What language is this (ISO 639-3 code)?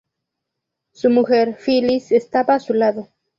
spa